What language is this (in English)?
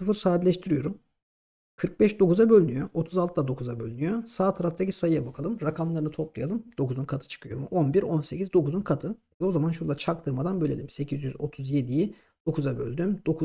Turkish